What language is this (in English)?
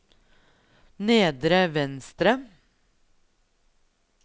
Norwegian